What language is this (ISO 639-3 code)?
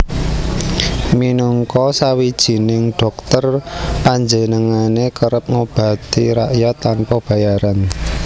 jav